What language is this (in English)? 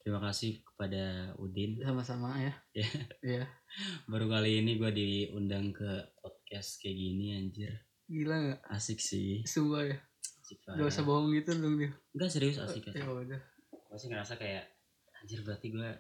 Indonesian